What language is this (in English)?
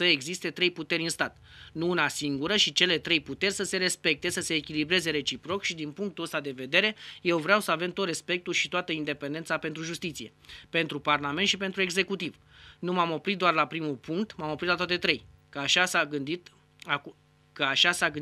Romanian